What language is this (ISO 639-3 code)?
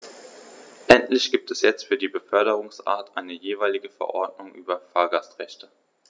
deu